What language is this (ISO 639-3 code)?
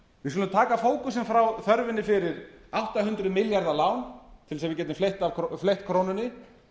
isl